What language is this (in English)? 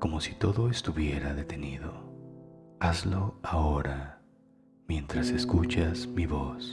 Spanish